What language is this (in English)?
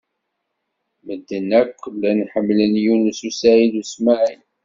Kabyle